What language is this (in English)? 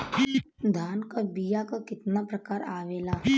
Bhojpuri